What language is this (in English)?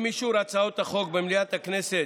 Hebrew